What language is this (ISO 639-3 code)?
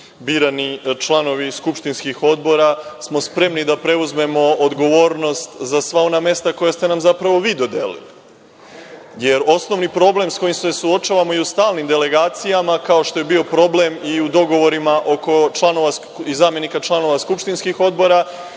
srp